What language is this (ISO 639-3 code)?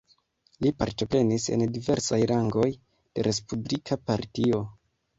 epo